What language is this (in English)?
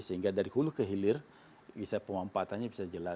Indonesian